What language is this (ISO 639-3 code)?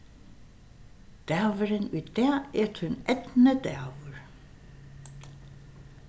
fao